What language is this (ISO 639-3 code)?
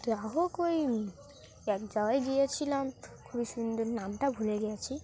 ben